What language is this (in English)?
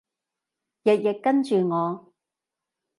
Cantonese